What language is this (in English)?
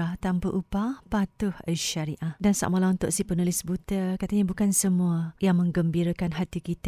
Malay